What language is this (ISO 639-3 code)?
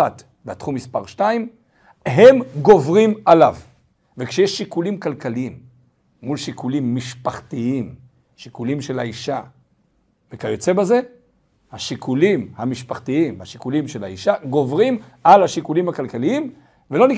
heb